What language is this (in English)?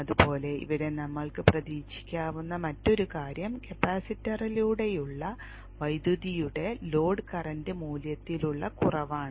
Malayalam